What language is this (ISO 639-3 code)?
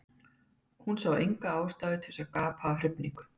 isl